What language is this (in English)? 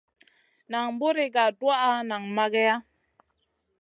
Masana